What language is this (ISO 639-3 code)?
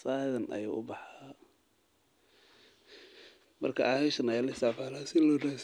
som